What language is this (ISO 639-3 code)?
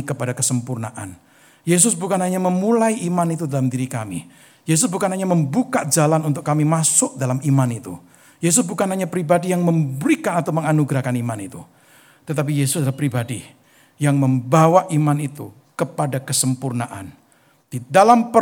ind